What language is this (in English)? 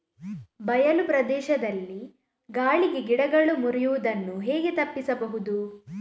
Kannada